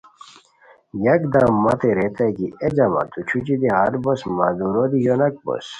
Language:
Khowar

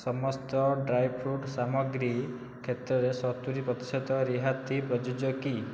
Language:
Odia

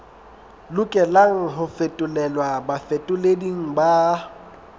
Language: Southern Sotho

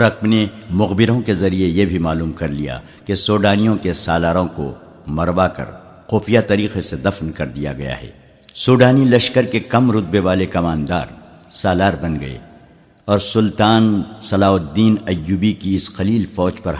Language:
Urdu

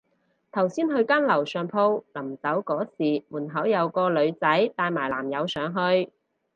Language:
Cantonese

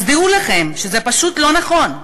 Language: Hebrew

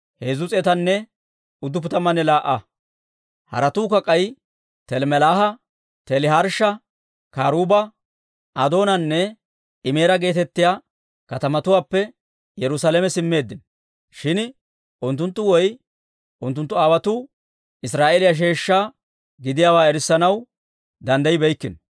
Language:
Dawro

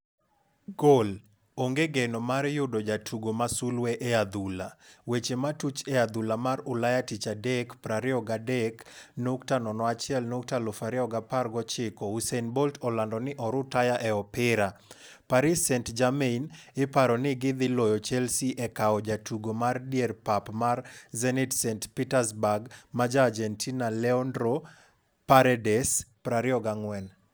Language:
Luo (Kenya and Tanzania)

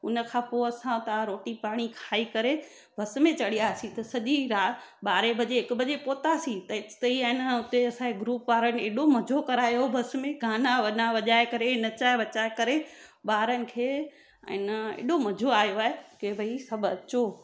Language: Sindhi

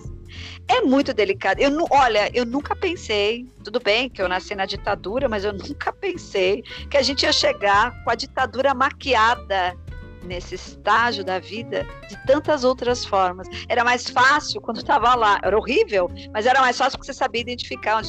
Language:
Portuguese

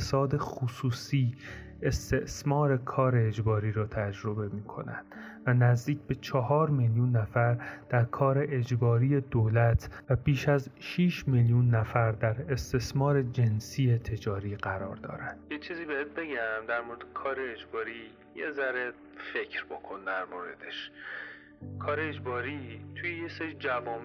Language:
Persian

